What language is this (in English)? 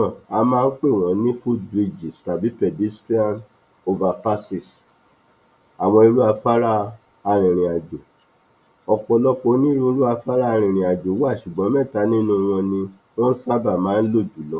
Yoruba